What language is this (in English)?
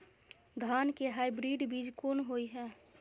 Maithili